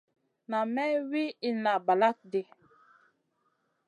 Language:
Masana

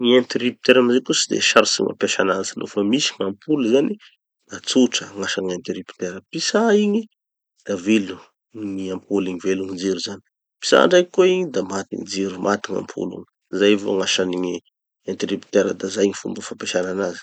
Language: Tanosy Malagasy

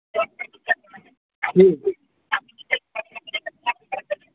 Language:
Hindi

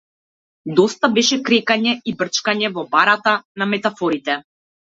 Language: Macedonian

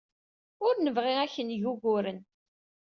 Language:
Kabyle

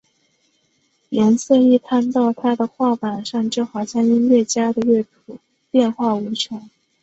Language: Chinese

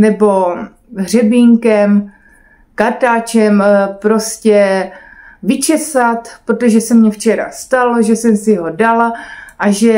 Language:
Czech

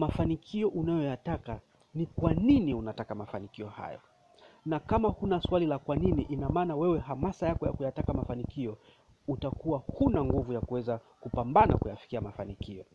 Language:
Swahili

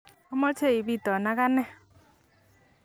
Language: Kalenjin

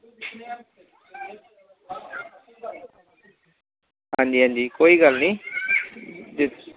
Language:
Dogri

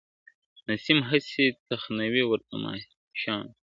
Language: Pashto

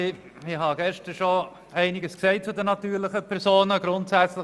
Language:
Swiss German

